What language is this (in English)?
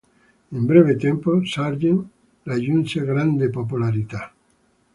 Italian